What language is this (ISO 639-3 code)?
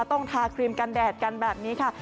tha